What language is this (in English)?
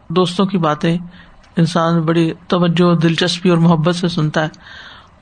Urdu